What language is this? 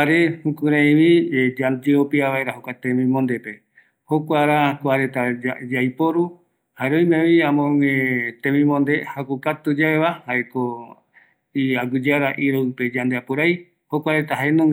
Eastern Bolivian Guaraní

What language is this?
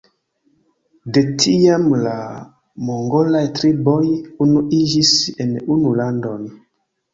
Esperanto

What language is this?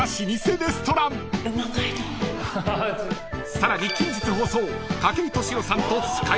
Japanese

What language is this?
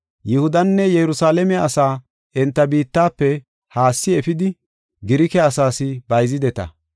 Gofa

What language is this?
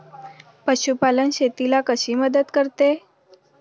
Marathi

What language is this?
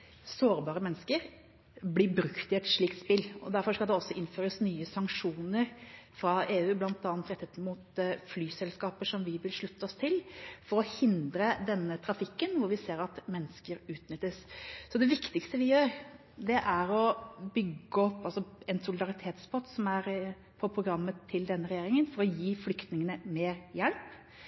Norwegian Bokmål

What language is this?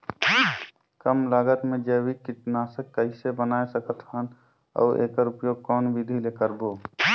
Chhattisgarhi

